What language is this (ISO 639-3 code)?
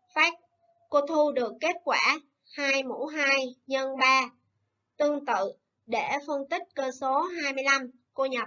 vie